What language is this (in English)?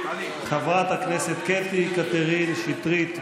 Hebrew